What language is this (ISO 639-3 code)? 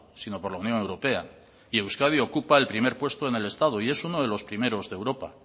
spa